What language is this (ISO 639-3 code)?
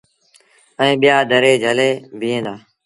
sbn